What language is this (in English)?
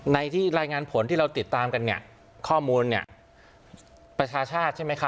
Thai